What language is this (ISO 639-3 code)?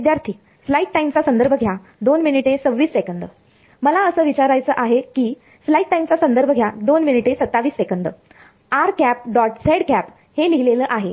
mar